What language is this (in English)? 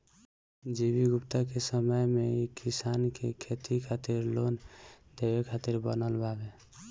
Bhojpuri